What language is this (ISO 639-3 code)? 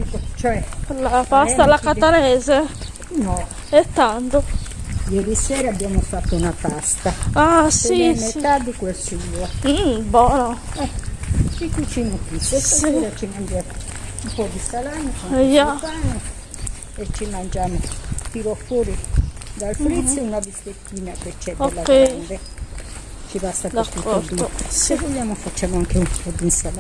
ita